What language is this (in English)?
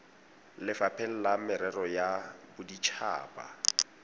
Tswana